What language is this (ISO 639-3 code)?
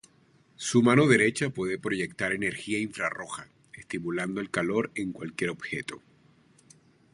spa